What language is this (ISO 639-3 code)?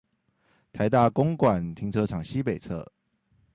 zho